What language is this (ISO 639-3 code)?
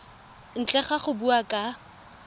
tsn